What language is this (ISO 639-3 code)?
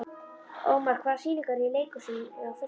isl